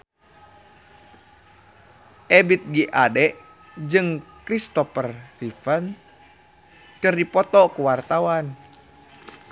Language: Sundanese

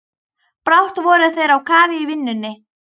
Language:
Icelandic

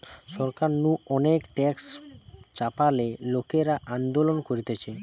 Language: Bangla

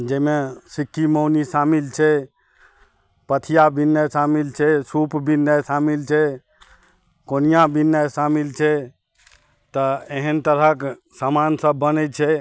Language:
Maithili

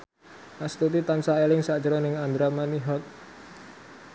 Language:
Javanese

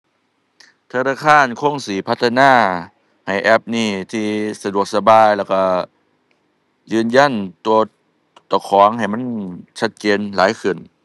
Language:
Thai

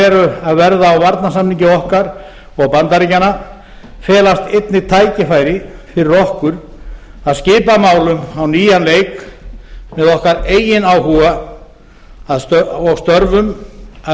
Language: Icelandic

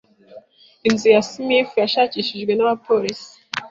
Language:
Kinyarwanda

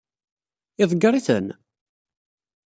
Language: Kabyle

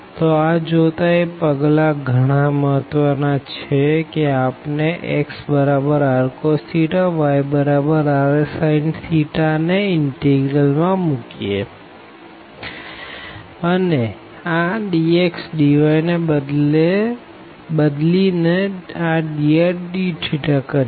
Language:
Gujarati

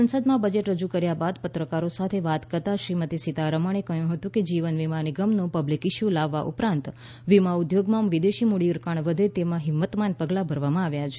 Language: Gujarati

